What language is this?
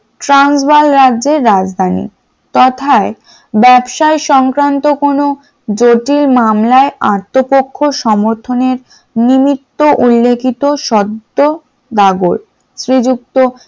Bangla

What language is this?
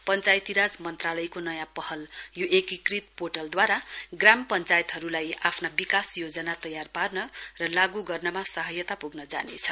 Nepali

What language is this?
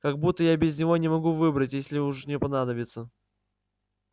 Russian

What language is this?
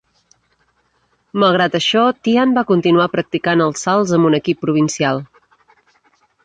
Catalan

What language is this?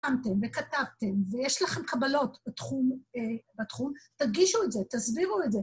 Hebrew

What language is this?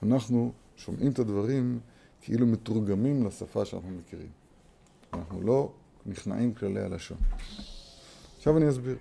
Hebrew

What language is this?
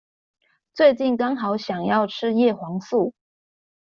Chinese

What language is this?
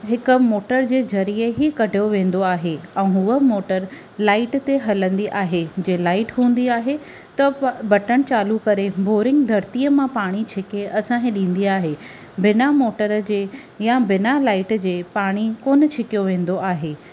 Sindhi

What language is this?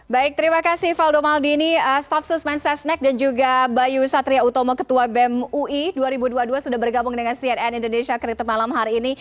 Indonesian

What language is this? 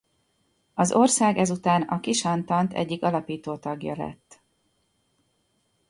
Hungarian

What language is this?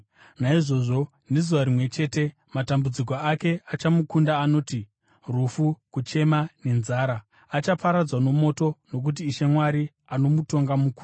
Shona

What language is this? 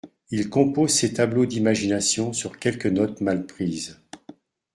French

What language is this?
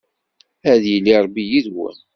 Kabyle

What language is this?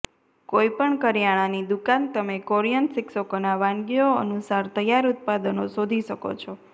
Gujarati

